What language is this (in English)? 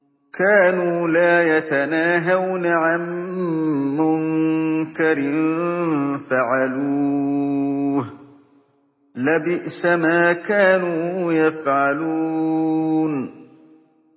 Arabic